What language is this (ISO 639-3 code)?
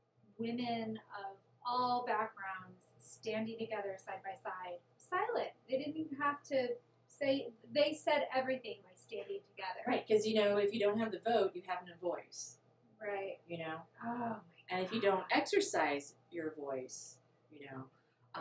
eng